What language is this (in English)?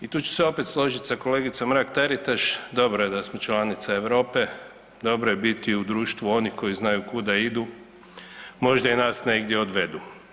Croatian